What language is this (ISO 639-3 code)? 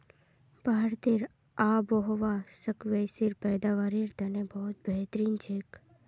mag